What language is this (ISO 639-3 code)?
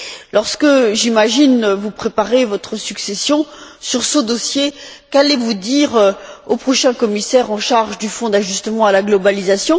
fra